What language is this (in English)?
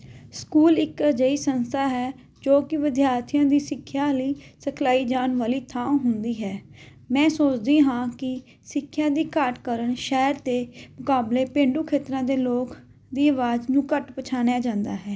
Punjabi